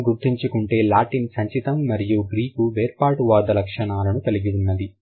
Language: Telugu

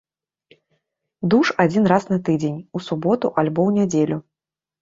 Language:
Belarusian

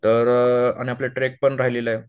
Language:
Marathi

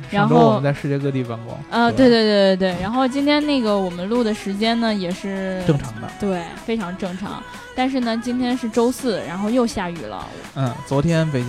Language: Chinese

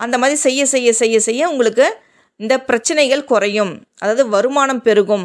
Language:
Tamil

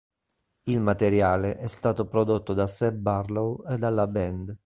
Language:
Italian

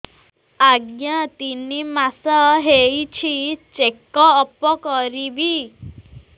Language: Odia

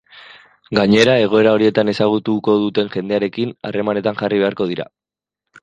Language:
Basque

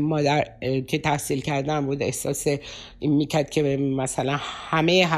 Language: Persian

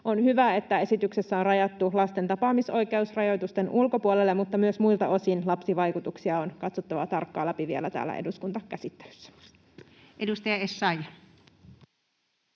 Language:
Finnish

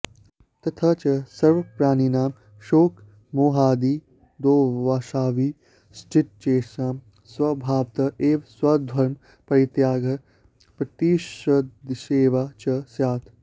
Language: Sanskrit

